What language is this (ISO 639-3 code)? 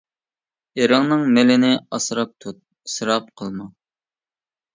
uig